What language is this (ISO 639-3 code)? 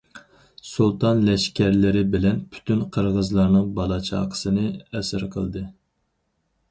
uig